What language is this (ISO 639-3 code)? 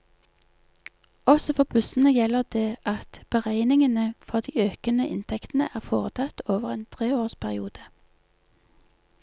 nor